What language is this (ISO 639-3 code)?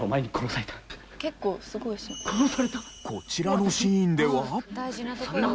jpn